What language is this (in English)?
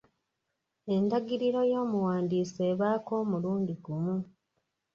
Ganda